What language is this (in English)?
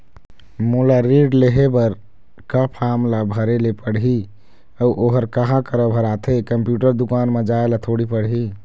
Chhattisgarhi